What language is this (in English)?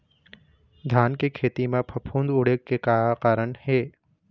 Chhattisgarhi